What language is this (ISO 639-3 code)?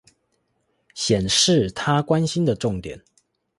zho